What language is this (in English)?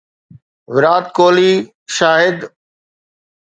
Sindhi